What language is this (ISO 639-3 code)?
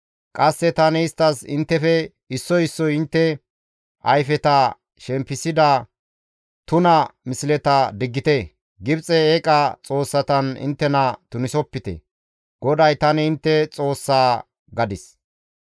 gmv